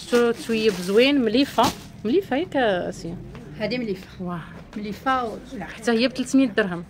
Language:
Arabic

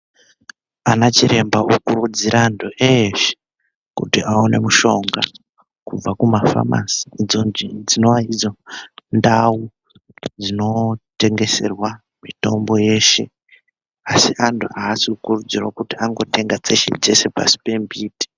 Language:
Ndau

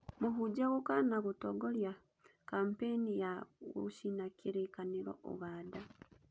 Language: Kikuyu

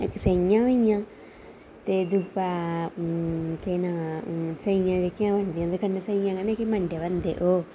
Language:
Dogri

